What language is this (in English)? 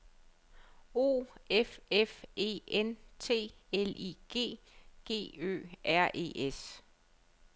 Danish